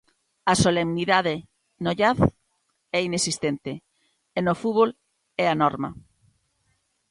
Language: Galician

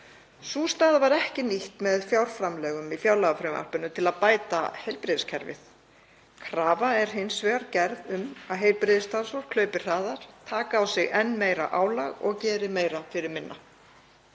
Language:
Icelandic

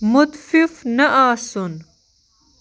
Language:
Kashmiri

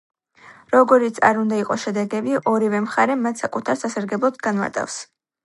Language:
Georgian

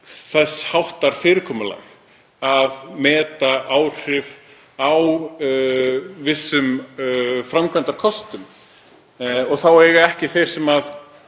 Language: Icelandic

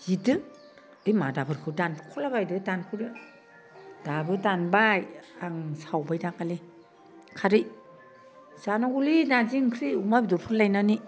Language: Bodo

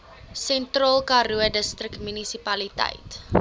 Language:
Afrikaans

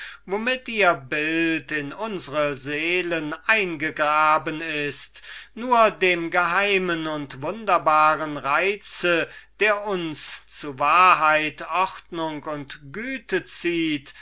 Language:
German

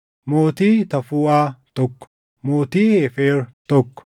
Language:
Oromo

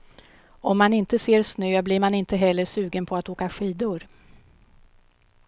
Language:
Swedish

